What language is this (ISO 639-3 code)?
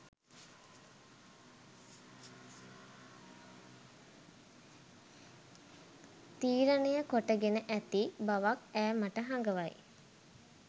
sin